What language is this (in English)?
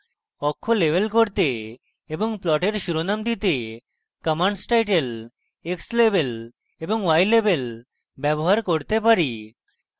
Bangla